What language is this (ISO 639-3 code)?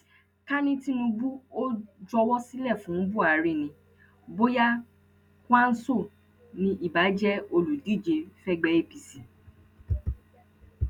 yor